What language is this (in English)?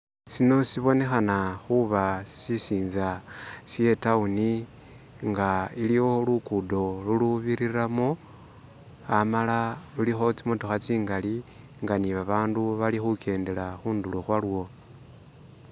Masaaba